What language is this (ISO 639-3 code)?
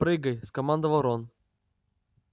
rus